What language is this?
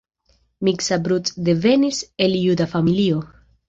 Esperanto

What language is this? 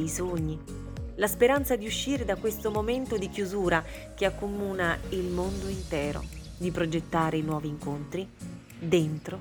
Italian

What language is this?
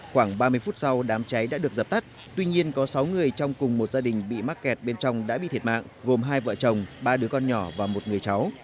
Vietnamese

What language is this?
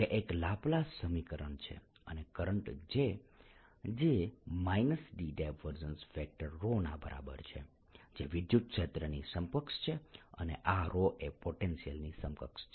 Gujarati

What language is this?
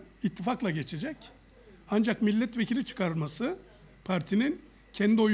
Turkish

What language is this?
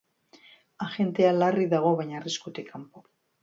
Basque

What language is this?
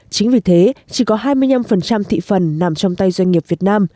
Vietnamese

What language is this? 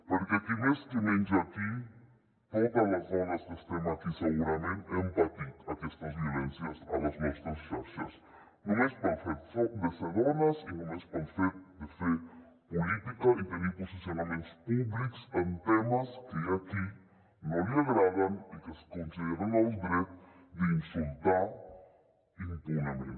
Catalan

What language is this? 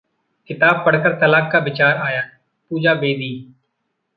Hindi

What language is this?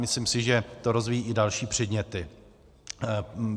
Czech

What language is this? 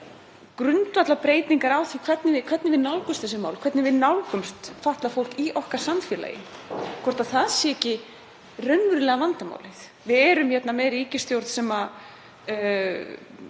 Icelandic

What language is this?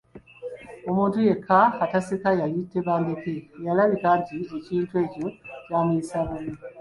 Ganda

